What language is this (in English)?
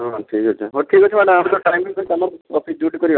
Odia